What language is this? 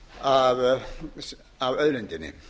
Icelandic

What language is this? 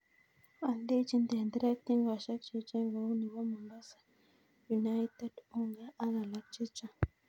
Kalenjin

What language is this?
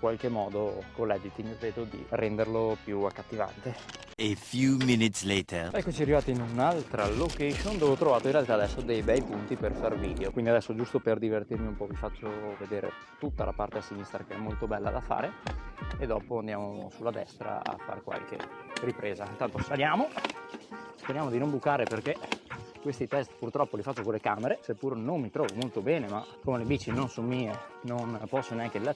Italian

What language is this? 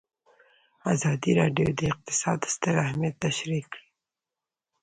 Pashto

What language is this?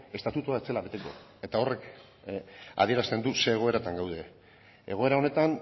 Basque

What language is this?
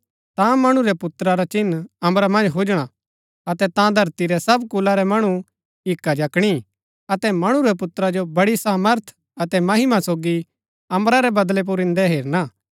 Gaddi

